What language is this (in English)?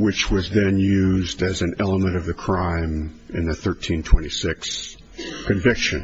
English